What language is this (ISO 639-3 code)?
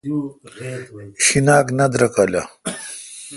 xka